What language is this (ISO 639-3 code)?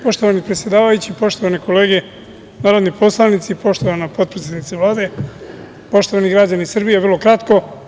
srp